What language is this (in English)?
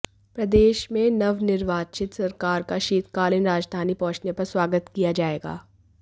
Hindi